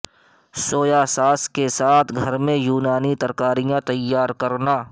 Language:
Urdu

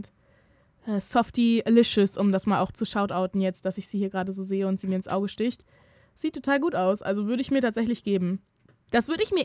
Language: German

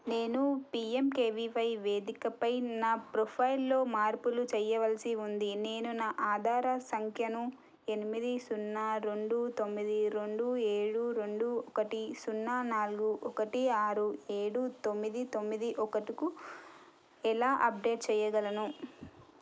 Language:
Telugu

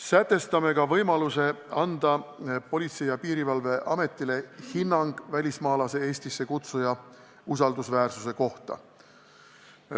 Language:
Estonian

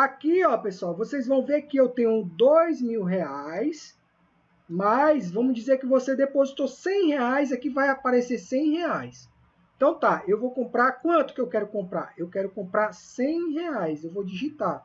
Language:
Portuguese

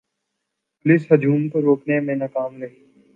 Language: Urdu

